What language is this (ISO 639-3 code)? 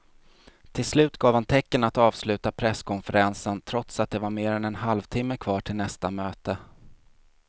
swe